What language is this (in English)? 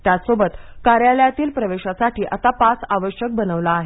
Marathi